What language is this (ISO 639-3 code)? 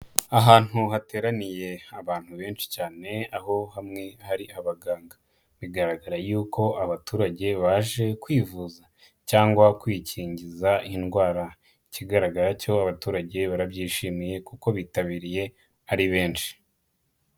kin